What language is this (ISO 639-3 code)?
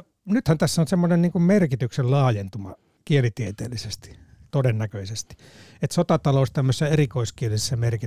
fin